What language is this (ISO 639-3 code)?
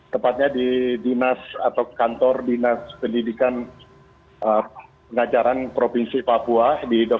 ind